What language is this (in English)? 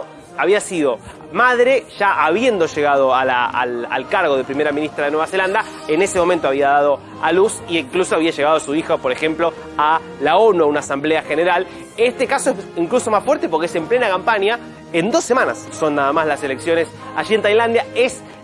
Spanish